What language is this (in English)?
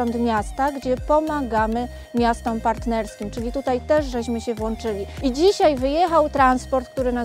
Polish